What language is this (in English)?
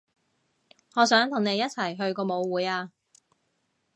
Cantonese